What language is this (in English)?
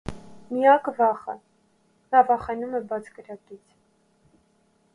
Armenian